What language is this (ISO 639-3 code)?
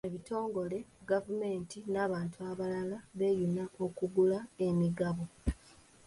lug